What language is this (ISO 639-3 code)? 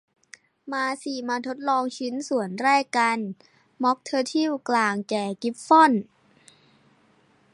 tha